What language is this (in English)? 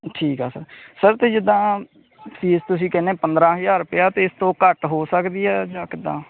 Punjabi